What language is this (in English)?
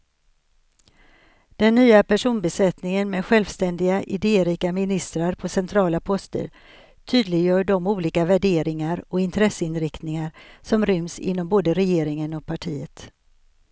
Swedish